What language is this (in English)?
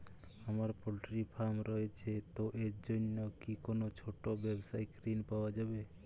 Bangla